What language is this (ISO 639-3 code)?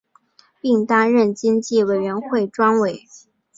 zho